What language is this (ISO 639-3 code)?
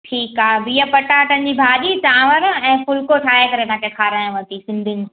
snd